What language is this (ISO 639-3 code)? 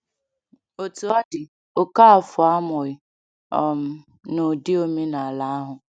ibo